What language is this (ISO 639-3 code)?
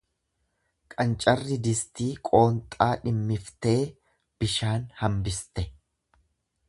orm